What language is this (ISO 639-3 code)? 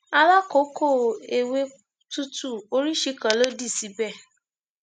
yor